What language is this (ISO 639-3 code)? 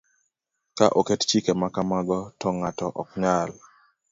luo